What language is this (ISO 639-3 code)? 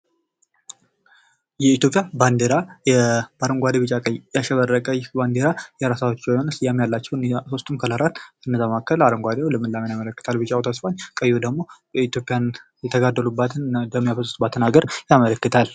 amh